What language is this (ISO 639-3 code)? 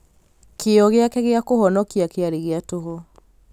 kik